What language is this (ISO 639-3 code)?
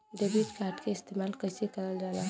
bho